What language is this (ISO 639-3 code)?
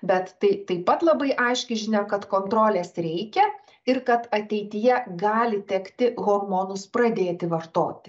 lit